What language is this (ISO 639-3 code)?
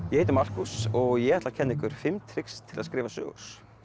isl